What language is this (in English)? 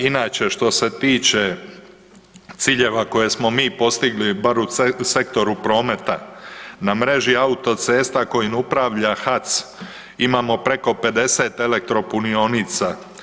Croatian